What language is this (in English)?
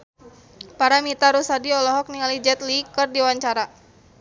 Sundanese